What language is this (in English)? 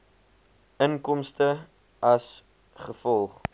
Afrikaans